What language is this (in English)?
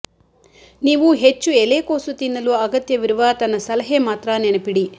Kannada